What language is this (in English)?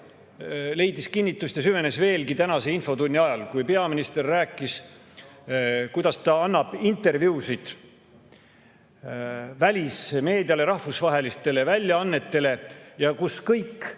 Estonian